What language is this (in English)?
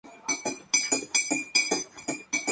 Spanish